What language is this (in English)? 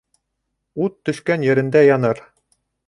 Bashkir